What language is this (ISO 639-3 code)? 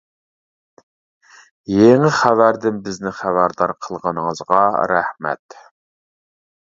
uig